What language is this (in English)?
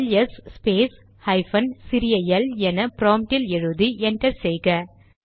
Tamil